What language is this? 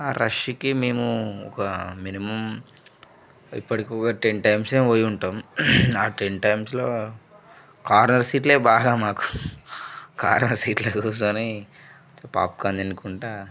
Telugu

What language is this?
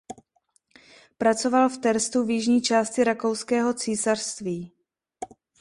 Czech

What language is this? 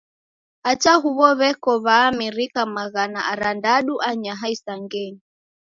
Taita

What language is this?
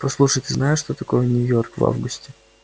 Russian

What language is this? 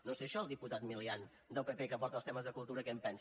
Catalan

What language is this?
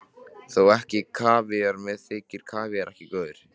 Icelandic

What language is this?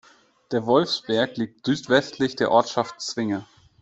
German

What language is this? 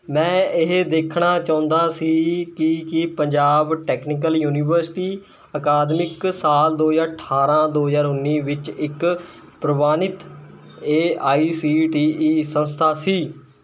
Punjabi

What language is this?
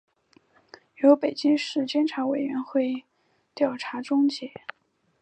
Chinese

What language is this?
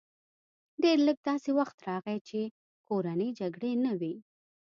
Pashto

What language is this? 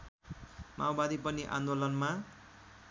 Nepali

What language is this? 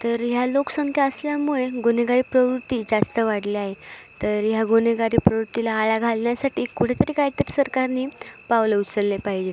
Marathi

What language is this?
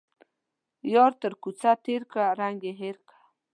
Pashto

